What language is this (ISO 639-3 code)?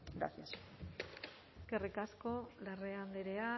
eus